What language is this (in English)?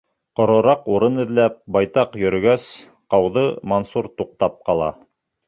Bashkir